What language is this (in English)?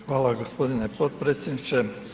Croatian